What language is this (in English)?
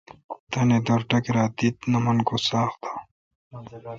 Kalkoti